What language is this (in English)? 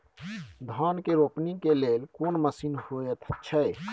Maithili